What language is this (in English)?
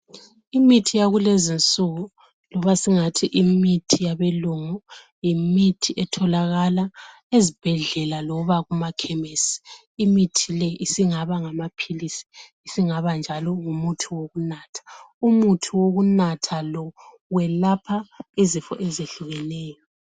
North Ndebele